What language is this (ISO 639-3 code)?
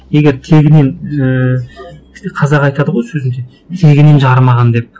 kaz